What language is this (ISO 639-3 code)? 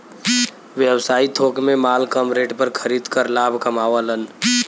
bho